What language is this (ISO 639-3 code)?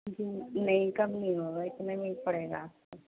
urd